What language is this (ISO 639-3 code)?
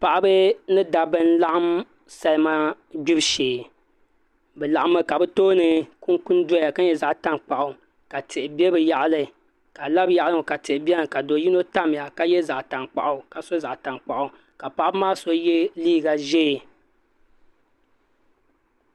dag